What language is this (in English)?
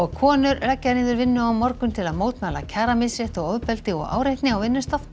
Icelandic